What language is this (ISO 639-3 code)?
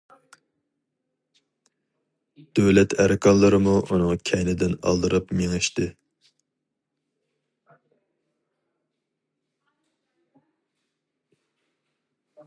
uig